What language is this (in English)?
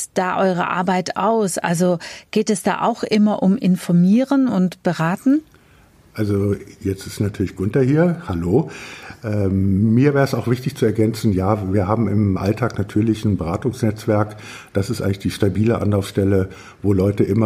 German